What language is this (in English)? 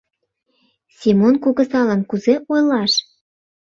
Mari